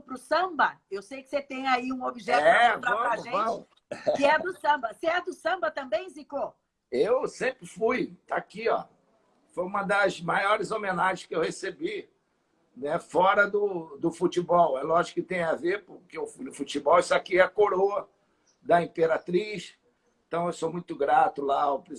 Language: Portuguese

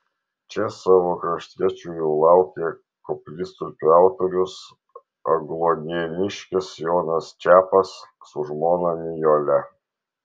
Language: Lithuanian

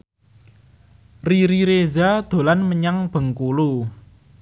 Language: Javanese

